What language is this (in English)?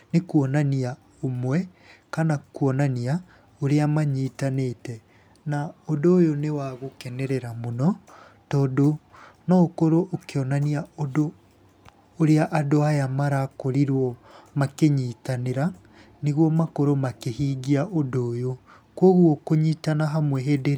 Kikuyu